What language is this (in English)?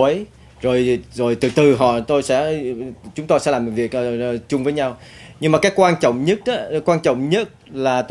Vietnamese